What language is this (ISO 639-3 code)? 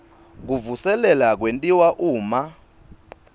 ssw